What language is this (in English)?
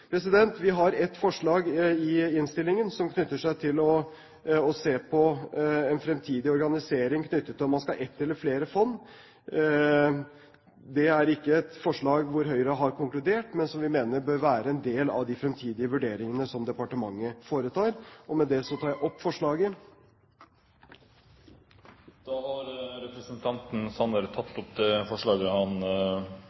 Norwegian Bokmål